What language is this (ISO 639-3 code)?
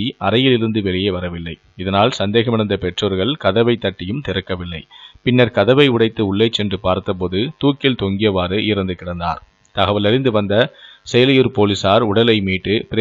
hin